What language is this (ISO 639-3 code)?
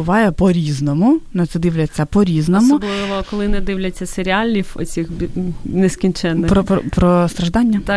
ukr